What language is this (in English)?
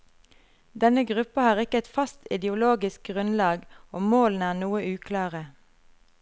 Norwegian